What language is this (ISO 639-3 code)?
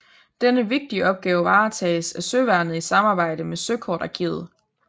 dan